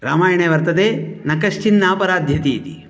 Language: Sanskrit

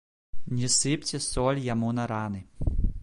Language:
Belarusian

